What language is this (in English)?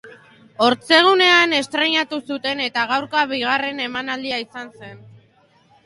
Basque